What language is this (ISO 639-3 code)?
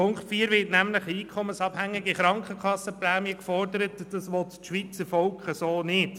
gsw